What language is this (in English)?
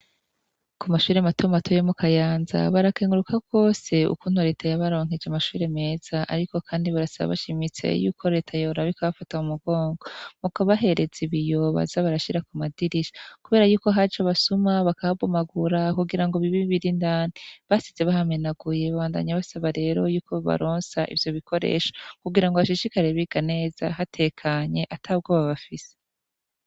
Rundi